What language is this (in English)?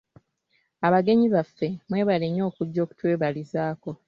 Ganda